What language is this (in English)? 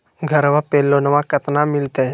Magahi